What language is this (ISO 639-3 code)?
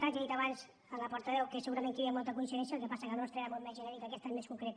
cat